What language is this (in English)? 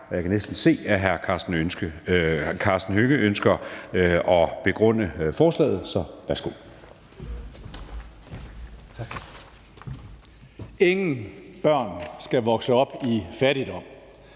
Danish